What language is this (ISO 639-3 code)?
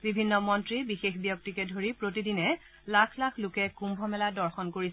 asm